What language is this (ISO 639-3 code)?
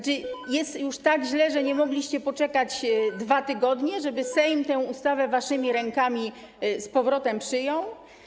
pol